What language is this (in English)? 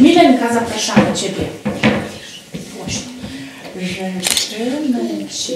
Polish